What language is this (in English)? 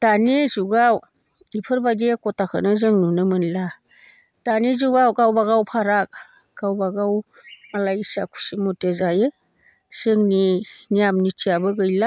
Bodo